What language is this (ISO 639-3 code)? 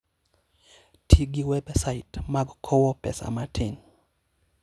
luo